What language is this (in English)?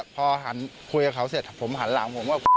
Thai